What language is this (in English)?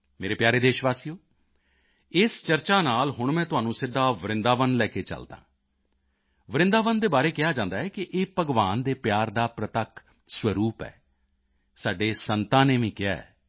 Punjabi